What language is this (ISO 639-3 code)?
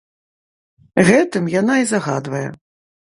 bel